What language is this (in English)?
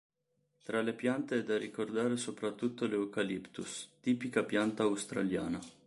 Italian